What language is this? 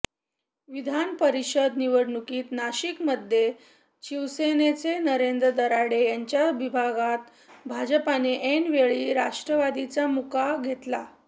Marathi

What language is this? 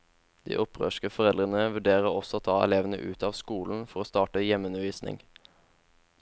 Norwegian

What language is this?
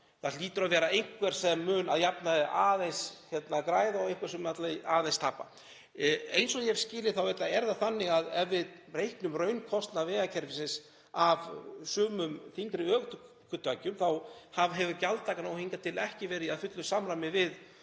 Icelandic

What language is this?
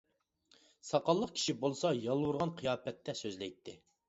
Uyghur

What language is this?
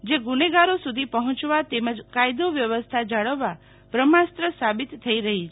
Gujarati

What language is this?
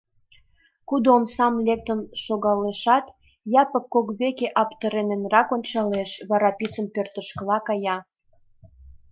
Mari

